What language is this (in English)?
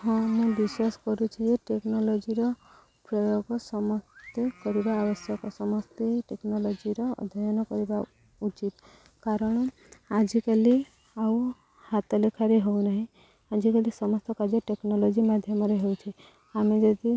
Odia